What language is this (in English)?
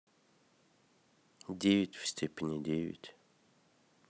Russian